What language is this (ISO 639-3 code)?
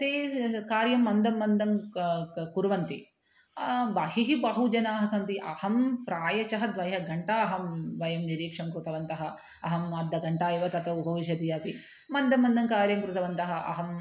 san